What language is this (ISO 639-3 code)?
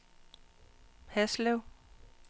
dan